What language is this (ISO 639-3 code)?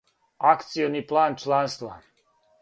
srp